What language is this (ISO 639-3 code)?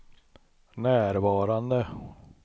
swe